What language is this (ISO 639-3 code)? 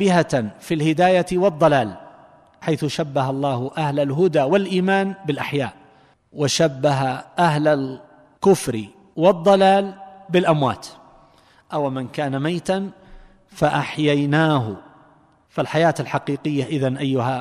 ara